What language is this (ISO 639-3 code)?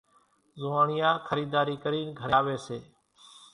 gjk